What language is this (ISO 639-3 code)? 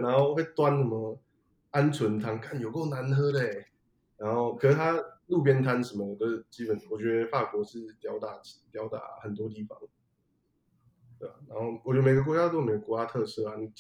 zho